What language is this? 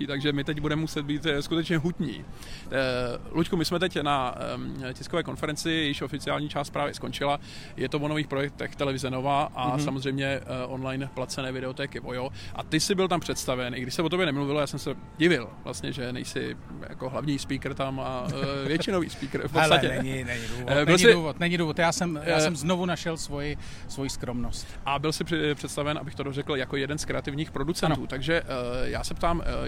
Czech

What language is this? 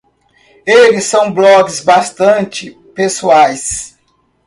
Portuguese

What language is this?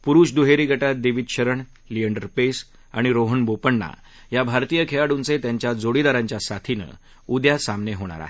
Marathi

